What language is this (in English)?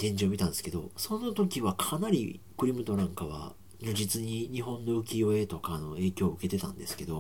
Japanese